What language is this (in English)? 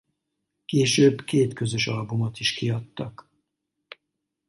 Hungarian